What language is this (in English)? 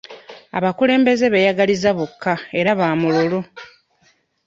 Ganda